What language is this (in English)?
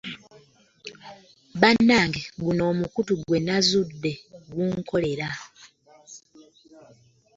Ganda